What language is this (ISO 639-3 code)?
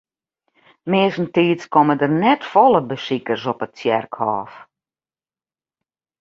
fry